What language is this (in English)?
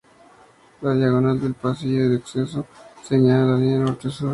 Spanish